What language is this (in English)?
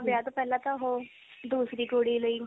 Punjabi